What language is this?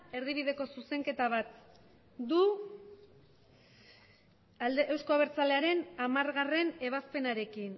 Basque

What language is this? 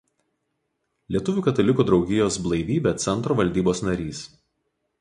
Lithuanian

